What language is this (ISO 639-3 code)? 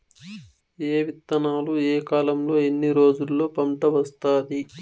tel